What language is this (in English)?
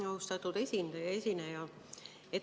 Estonian